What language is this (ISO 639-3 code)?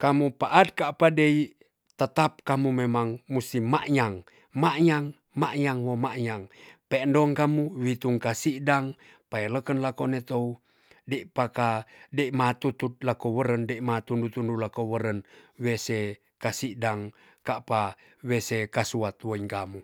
txs